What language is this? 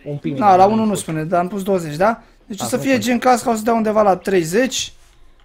Romanian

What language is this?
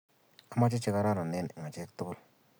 Kalenjin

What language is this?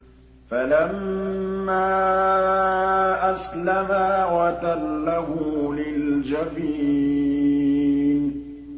Arabic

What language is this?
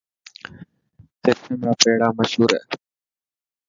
Dhatki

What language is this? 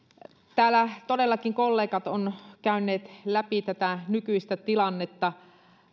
Finnish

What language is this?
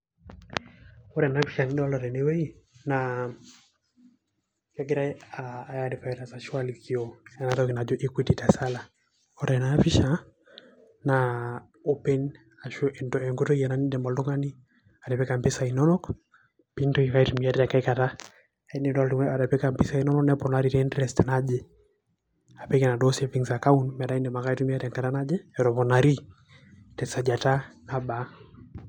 Masai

